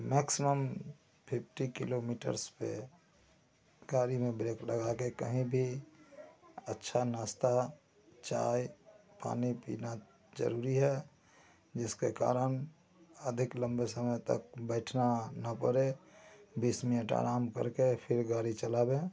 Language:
Hindi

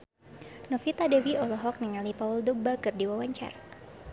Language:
Sundanese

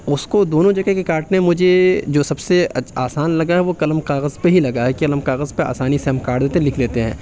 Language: Urdu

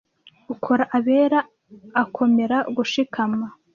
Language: Kinyarwanda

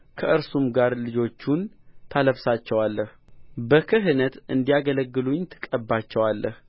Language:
Amharic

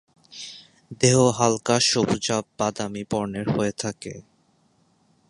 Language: Bangla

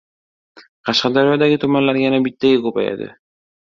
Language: Uzbek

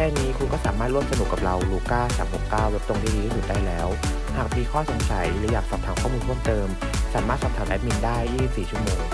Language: Thai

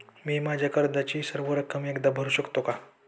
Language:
Marathi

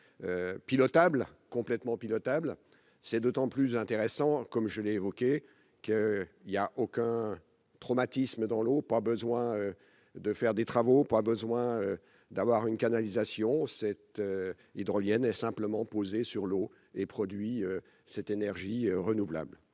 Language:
French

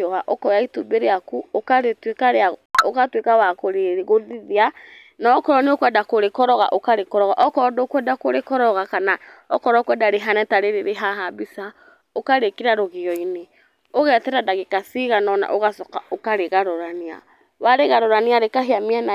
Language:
Kikuyu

